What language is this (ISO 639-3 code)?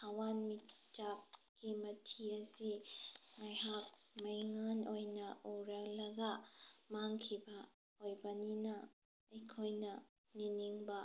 mni